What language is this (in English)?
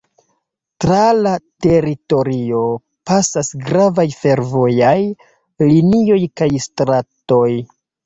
Esperanto